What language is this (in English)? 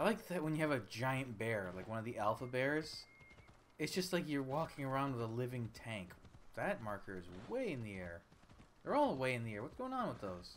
English